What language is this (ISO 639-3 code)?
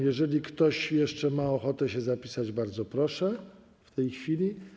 pol